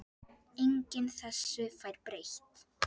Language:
Icelandic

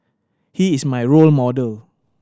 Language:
English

